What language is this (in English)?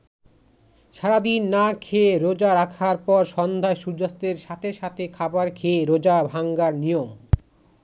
Bangla